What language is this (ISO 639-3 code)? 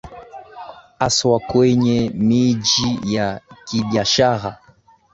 swa